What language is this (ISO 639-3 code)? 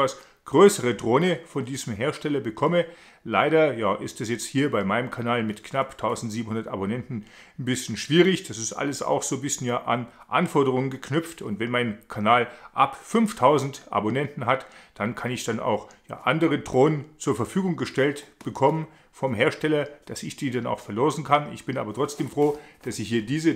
deu